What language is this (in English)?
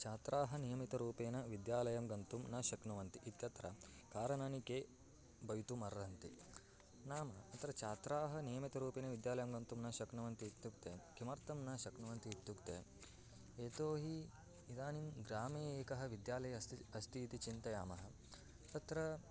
Sanskrit